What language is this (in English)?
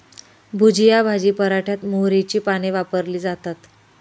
Marathi